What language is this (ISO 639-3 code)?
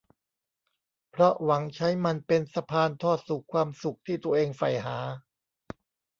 tha